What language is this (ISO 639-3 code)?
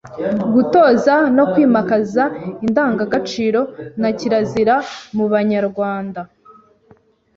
kin